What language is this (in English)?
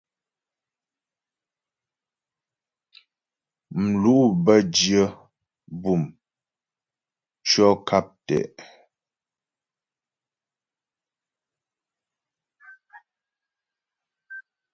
Ghomala